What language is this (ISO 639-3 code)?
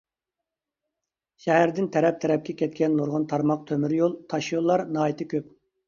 uig